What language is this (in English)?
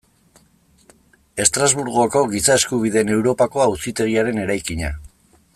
Basque